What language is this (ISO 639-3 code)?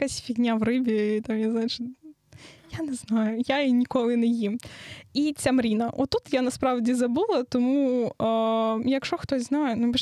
ukr